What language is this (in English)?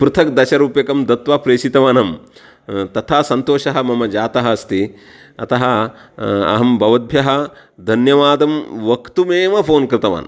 Sanskrit